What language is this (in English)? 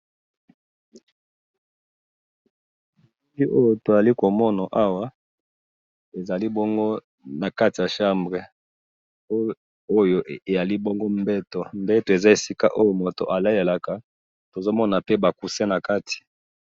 Lingala